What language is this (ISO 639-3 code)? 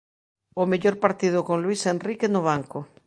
glg